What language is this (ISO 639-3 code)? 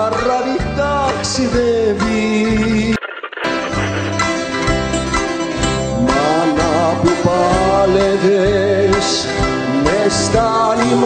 nld